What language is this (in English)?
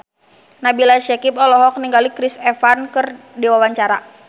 Sundanese